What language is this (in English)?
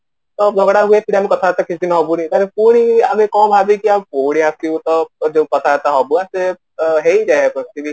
Odia